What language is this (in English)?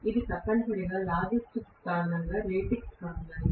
Telugu